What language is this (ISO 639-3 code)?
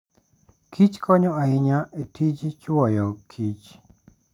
luo